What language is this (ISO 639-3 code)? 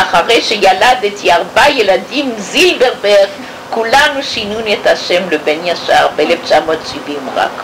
heb